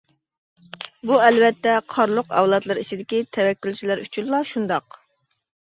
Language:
Uyghur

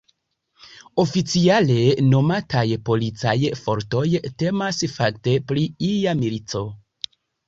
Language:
Esperanto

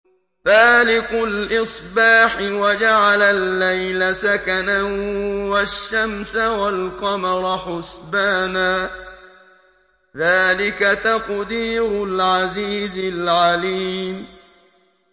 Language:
Arabic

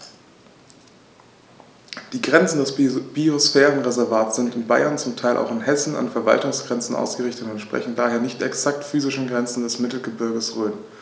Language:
German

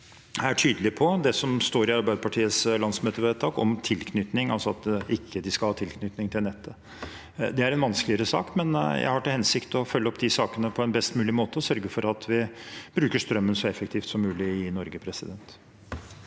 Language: Norwegian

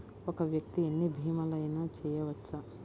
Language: Telugu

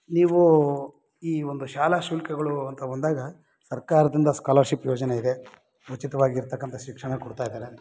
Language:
Kannada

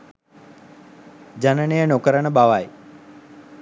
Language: Sinhala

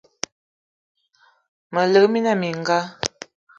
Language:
Eton (Cameroon)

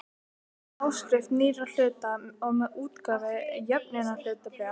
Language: Icelandic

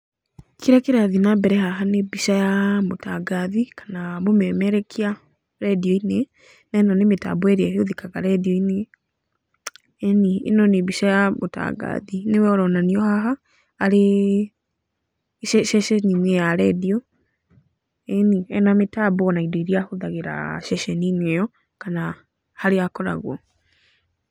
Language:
Kikuyu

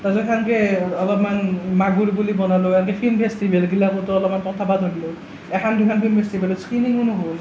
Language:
Assamese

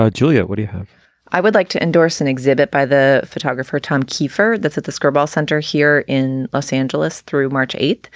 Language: English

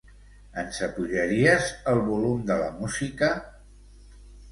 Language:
Catalan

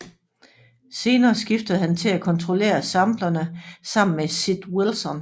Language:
Danish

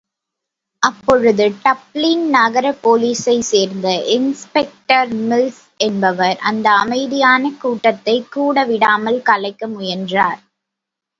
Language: Tamil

